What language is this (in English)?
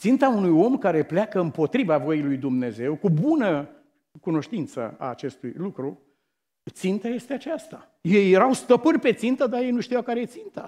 Romanian